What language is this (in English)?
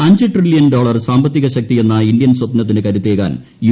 Malayalam